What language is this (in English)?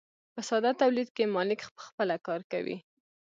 Pashto